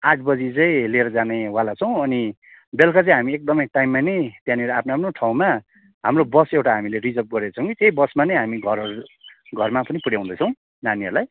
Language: Nepali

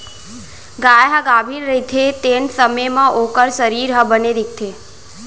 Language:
Chhattisgarhi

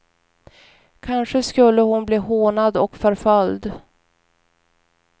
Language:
Swedish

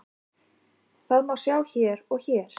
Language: Icelandic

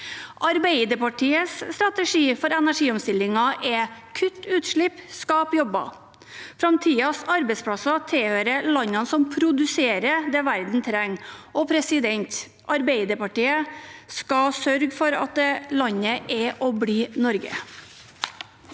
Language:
Norwegian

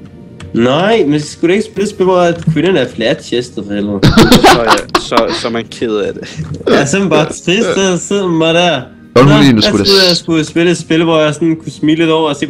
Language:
Danish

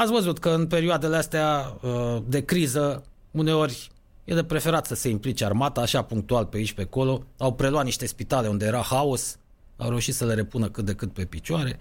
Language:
Romanian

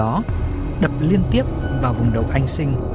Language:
Vietnamese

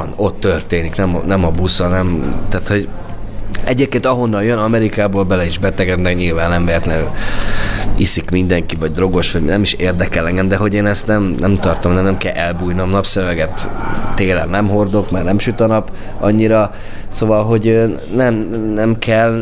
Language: Hungarian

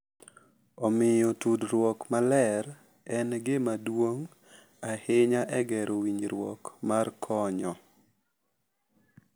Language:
Luo (Kenya and Tanzania)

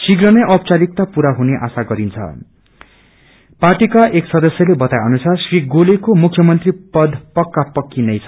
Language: Nepali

